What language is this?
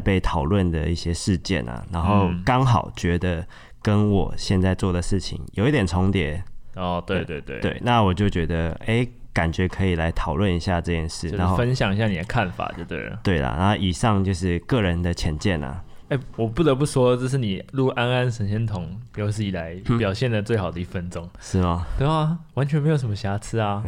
Chinese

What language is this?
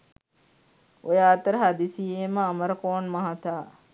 Sinhala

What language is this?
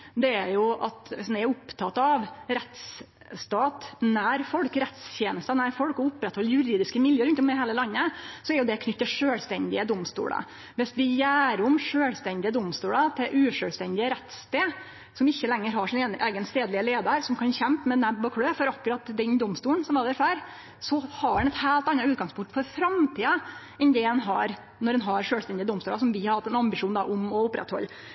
Norwegian Nynorsk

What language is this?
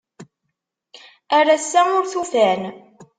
Kabyle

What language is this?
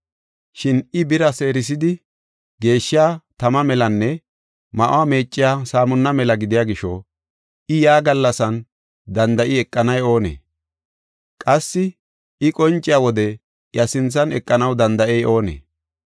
Gofa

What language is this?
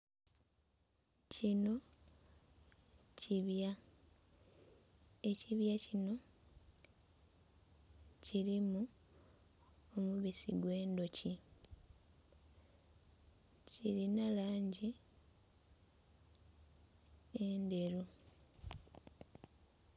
Soga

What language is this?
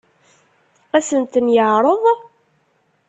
Kabyle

